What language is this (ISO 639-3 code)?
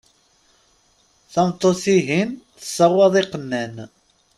kab